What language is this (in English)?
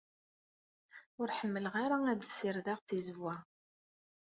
Kabyle